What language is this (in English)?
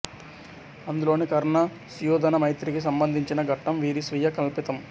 Telugu